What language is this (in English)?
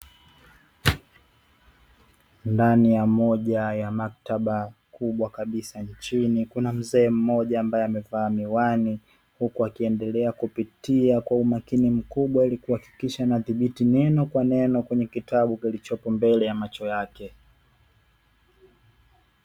Swahili